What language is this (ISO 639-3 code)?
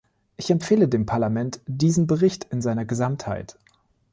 deu